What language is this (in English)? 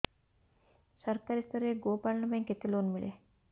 Odia